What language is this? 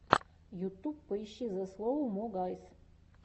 Russian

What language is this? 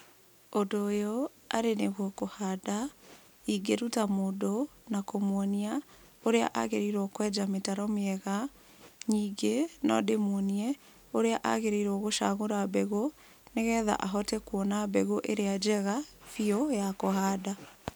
Kikuyu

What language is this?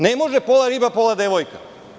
Serbian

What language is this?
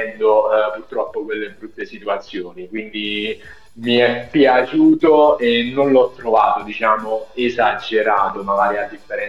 Italian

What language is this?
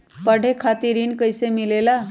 Magahi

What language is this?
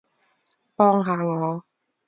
Cantonese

